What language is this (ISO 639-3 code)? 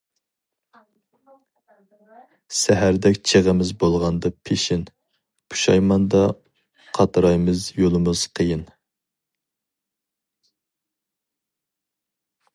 uig